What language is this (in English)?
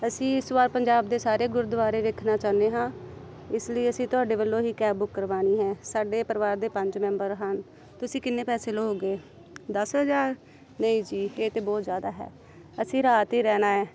Punjabi